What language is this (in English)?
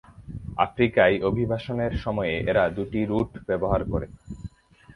Bangla